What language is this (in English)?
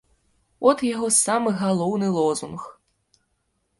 Belarusian